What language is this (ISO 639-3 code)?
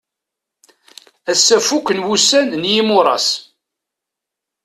kab